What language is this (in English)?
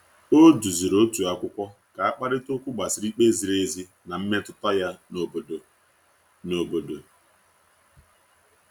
Igbo